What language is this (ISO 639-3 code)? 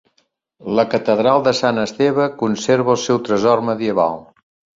cat